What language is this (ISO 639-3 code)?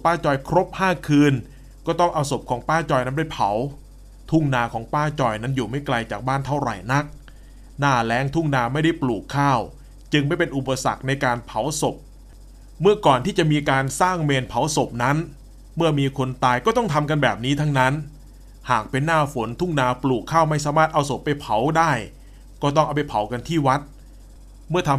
tha